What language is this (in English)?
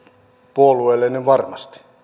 Finnish